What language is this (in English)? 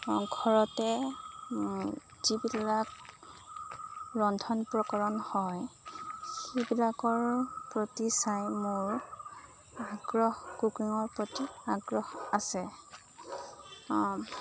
Assamese